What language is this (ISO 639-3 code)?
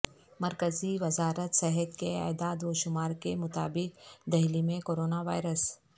urd